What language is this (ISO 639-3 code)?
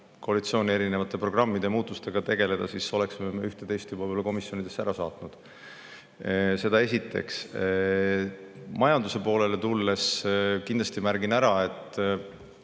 est